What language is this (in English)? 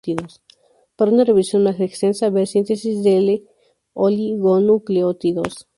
Spanish